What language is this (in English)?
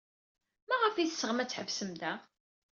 Kabyle